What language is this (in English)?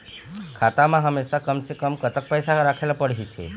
Chhattisgarhi